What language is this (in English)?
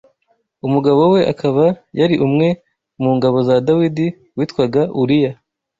Kinyarwanda